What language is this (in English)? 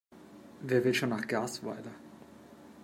German